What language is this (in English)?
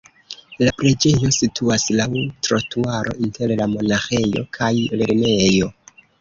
Esperanto